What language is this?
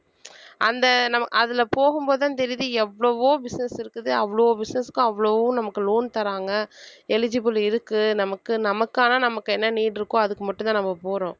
Tamil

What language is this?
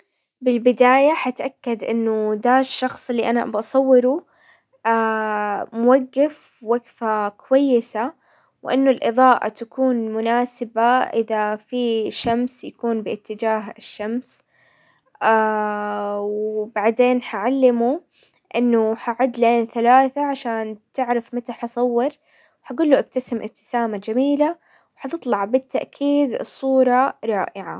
Hijazi Arabic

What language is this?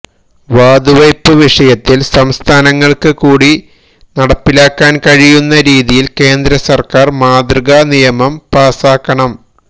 Malayalam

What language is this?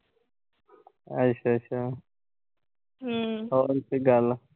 Punjabi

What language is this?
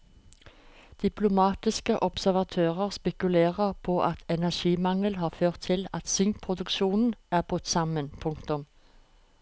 Norwegian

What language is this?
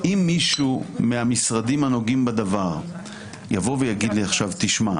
Hebrew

